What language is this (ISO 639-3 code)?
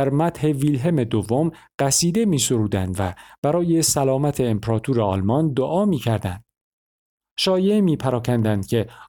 fas